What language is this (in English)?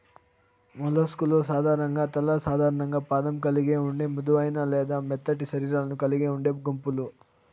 Telugu